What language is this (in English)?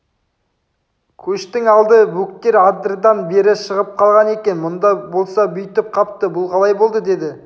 Kazakh